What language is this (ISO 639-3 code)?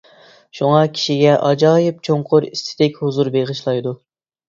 uig